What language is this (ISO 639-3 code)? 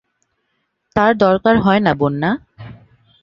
ben